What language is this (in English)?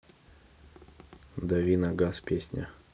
Russian